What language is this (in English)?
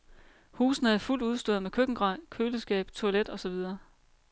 Danish